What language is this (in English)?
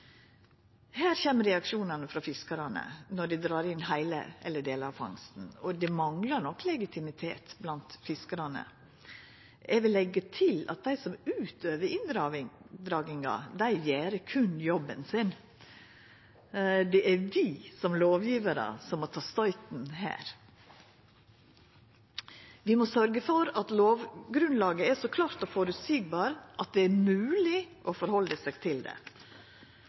Norwegian Nynorsk